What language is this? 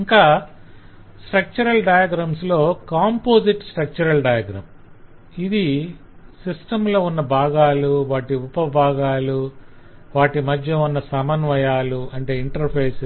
Telugu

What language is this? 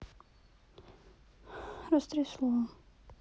Russian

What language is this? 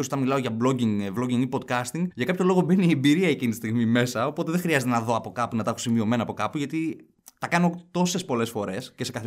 Greek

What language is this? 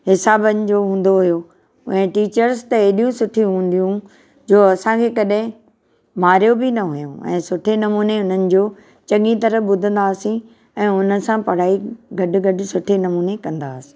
Sindhi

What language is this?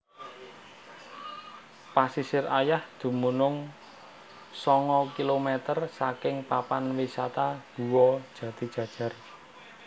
Javanese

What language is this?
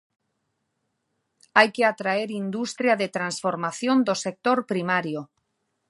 Galician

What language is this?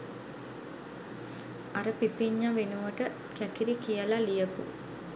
Sinhala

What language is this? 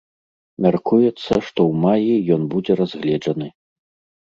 Belarusian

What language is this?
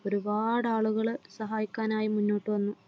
Malayalam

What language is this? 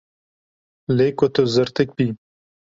Kurdish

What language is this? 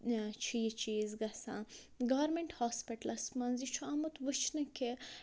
Kashmiri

